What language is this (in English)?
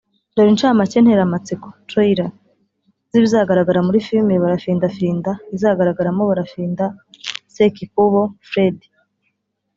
Kinyarwanda